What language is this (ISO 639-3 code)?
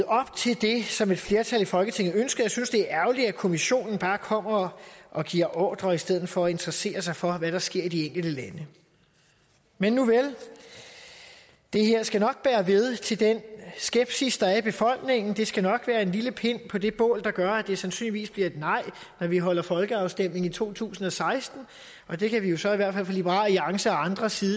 dan